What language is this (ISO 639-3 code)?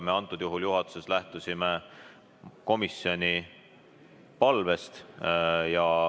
est